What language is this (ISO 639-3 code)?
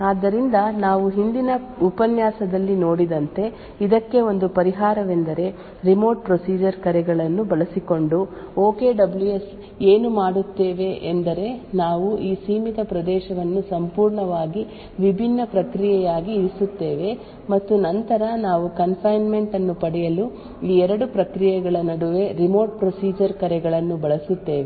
kan